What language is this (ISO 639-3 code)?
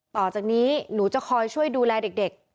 tha